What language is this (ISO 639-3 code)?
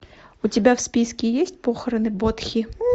rus